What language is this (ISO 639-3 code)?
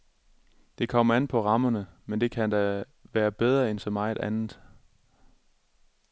dan